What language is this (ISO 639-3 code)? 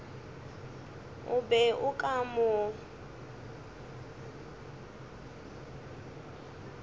nso